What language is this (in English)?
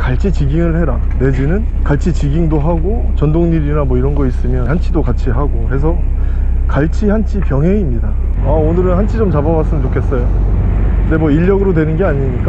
Korean